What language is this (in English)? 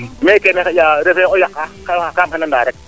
Serer